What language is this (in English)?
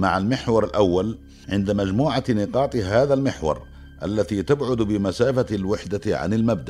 Arabic